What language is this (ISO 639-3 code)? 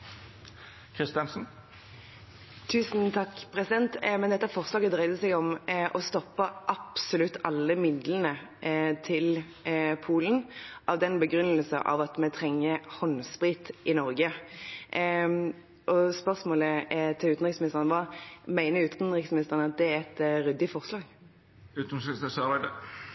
nob